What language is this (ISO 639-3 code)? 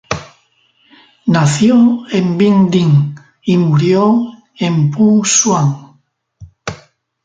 spa